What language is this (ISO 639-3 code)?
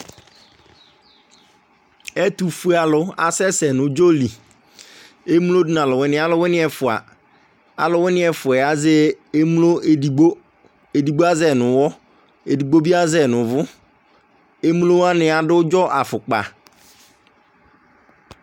kpo